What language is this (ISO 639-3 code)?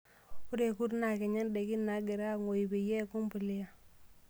mas